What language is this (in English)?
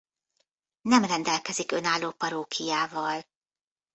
Hungarian